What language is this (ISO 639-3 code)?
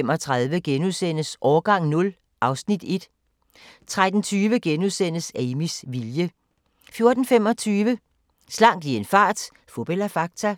dan